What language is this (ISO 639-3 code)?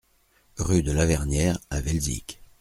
fra